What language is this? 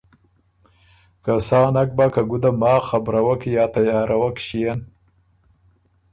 Ormuri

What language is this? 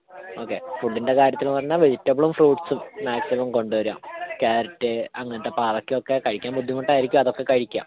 Malayalam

